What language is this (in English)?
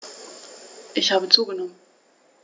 German